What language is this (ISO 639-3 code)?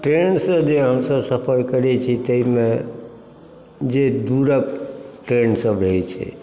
mai